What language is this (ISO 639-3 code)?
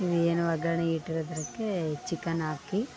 kan